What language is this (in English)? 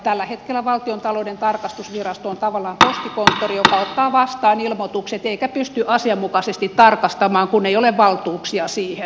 Finnish